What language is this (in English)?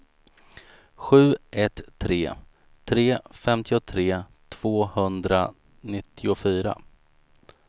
Swedish